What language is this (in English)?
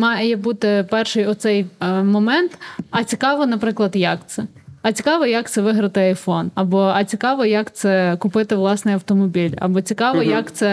Ukrainian